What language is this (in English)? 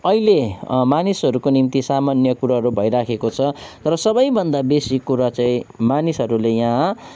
Nepali